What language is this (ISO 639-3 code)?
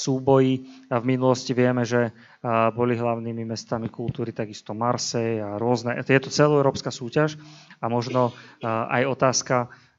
slk